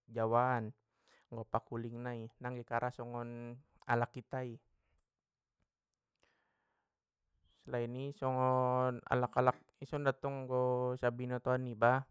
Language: Batak Mandailing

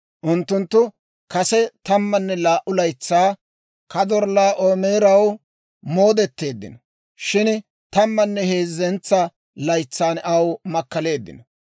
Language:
Dawro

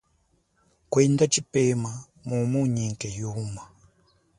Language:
Chokwe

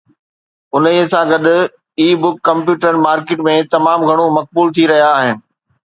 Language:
Sindhi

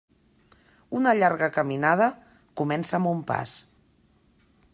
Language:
Catalan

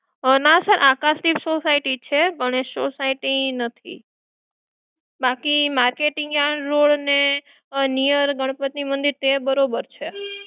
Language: Gujarati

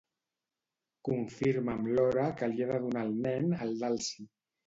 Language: Catalan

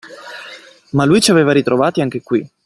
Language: Italian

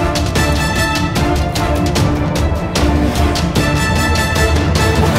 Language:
Portuguese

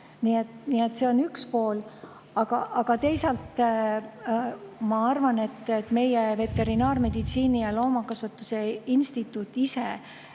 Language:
Estonian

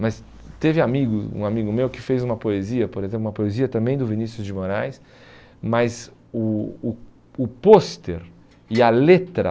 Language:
Portuguese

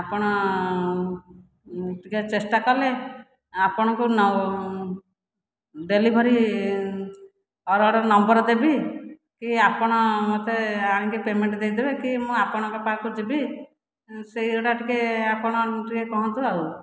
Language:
Odia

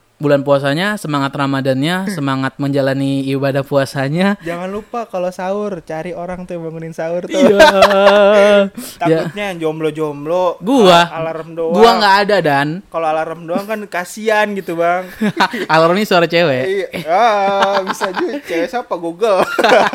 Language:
Indonesian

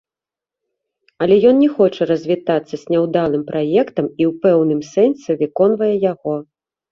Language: Belarusian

